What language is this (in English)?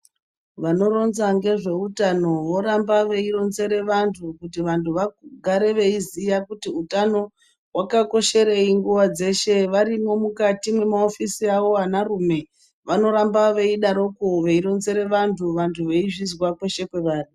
Ndau